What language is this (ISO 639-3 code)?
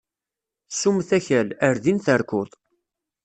kab